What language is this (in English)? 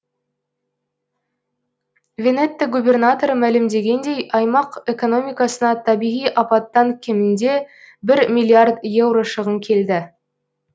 Kazakh